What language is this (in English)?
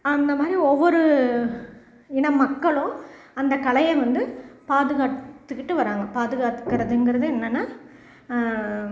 Tamil